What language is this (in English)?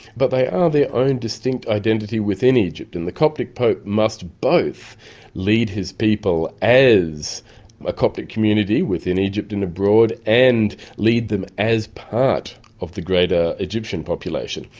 English